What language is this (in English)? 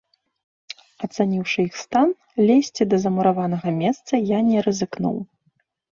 Belarusian